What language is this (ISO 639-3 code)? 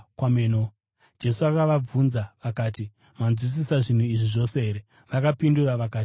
sna